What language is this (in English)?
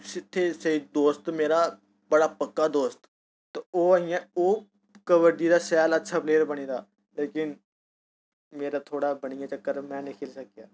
Dogri